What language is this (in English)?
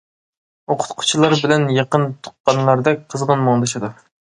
Uyghur